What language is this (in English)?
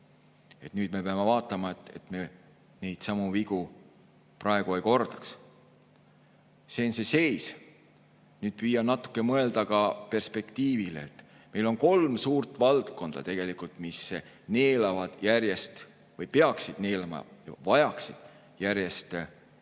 Estonian